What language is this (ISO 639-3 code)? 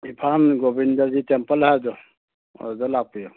mni